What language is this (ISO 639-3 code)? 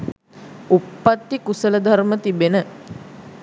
sin